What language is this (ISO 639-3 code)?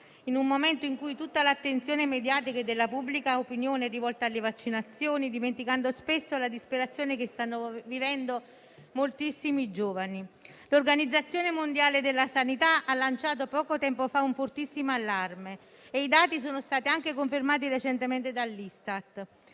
ita